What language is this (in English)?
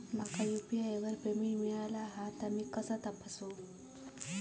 Marathi